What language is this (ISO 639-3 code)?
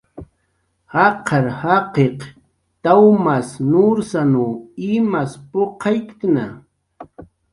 jqr